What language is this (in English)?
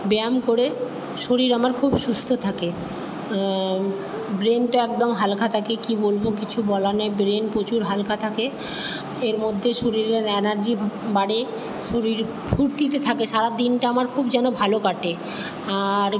Bangla